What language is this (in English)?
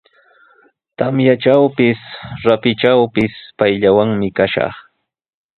Sihuas Ancash Quechua